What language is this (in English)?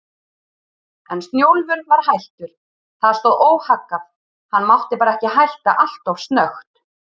Icelandic